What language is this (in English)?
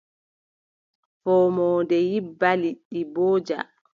Adamawa Fulfulde